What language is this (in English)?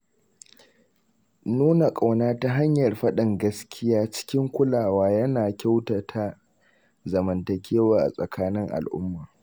Hausa